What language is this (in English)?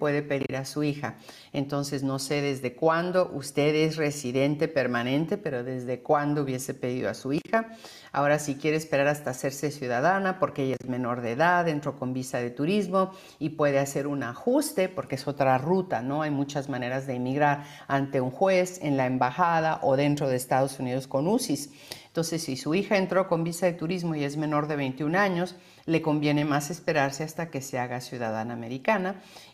Spanish